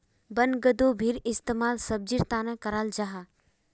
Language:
Magahi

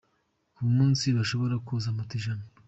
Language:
Kinyarwanda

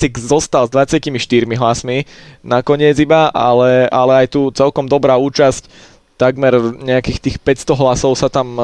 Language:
Slovak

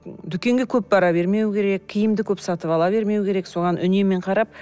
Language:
Kazakh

